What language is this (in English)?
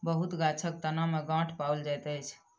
Maithili